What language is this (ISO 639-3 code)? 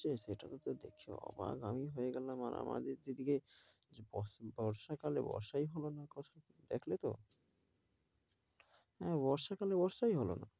ben